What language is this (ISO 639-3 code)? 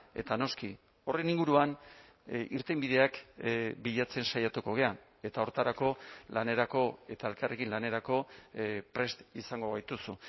eus